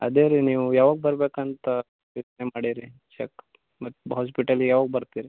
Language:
Kannada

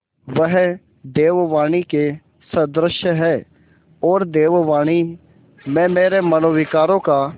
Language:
Hindi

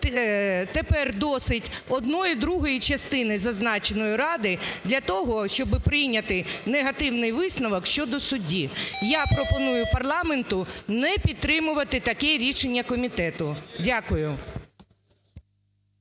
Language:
Ukrainian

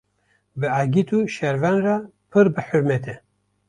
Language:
Kurdish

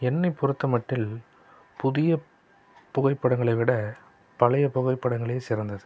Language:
Tamil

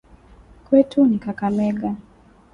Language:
Swahili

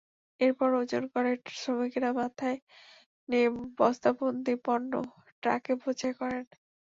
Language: Bangla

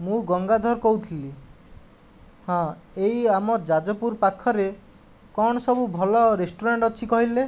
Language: Odia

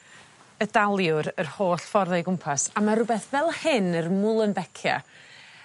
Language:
Welsh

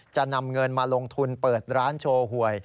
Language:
Thai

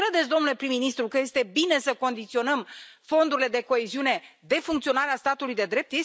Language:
Romanian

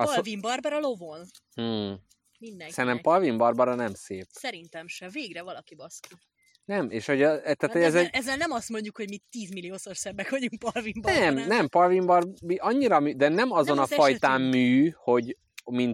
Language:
Hungarian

